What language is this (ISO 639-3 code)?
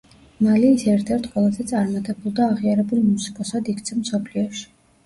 kat